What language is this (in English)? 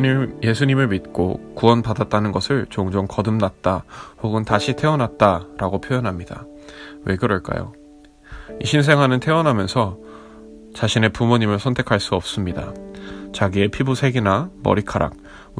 Korean